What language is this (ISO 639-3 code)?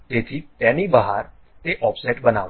guj